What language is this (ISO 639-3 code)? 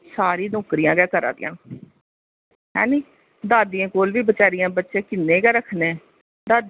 doi